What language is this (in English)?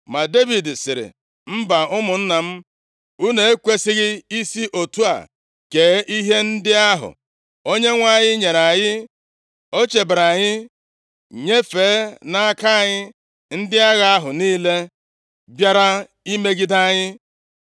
Igbo